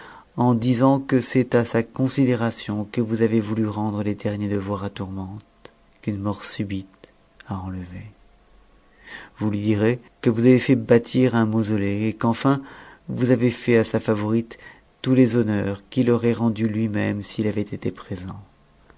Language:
French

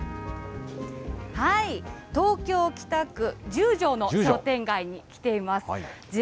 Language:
Japanese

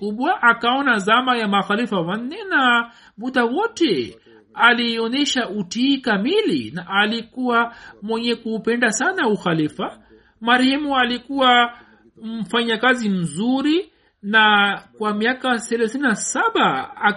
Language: Swahili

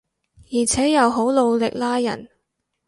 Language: Cantonese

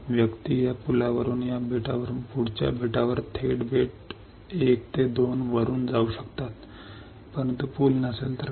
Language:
Marathi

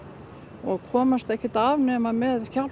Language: Icelandic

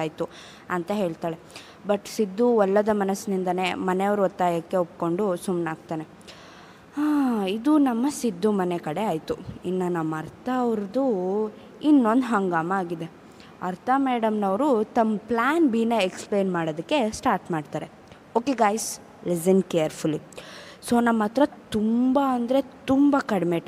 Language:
Kannada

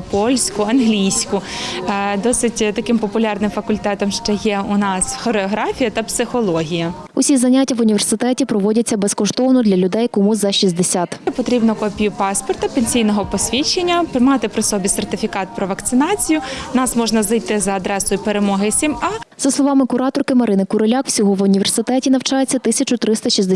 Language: Ukrainian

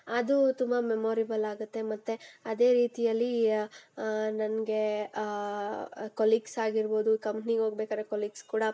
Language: Kannada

